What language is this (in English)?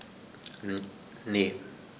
German